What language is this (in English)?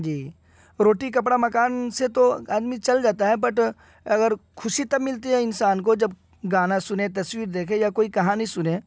Urdu